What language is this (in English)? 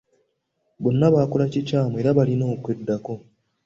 Ganda